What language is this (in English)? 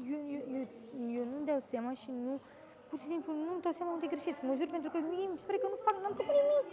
Romanian